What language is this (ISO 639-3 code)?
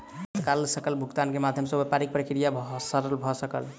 mai